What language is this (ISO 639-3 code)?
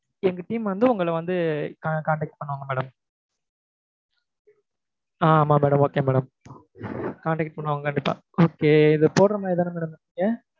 tam